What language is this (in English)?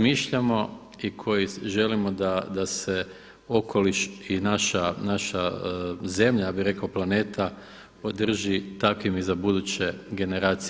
Croatian